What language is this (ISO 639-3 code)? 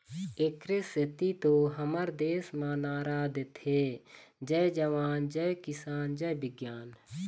hne